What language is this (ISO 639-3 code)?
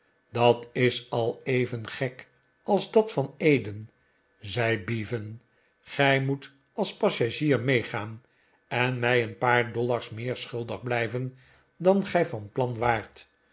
nld